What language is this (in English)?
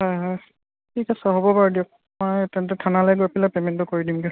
Assamese